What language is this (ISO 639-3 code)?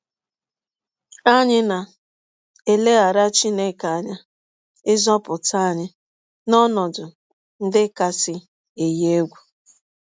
ibo